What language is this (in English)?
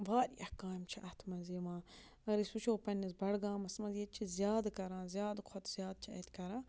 Kashmiri